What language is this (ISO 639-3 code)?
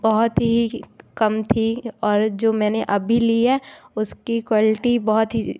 hin